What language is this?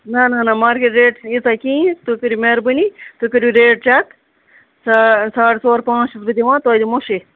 Kashmiri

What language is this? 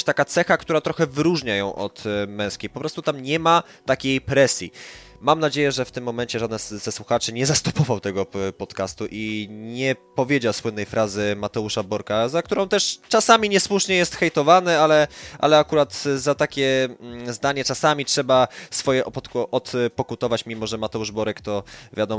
Polish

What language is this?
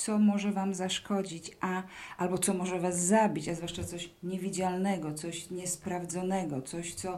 Polish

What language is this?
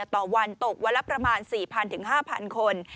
Thai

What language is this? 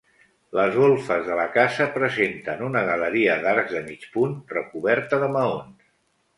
Catalan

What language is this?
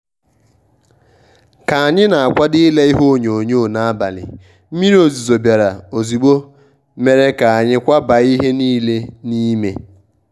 Igbo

